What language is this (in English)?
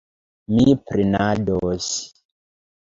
Esperanto